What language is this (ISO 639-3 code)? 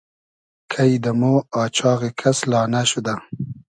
haz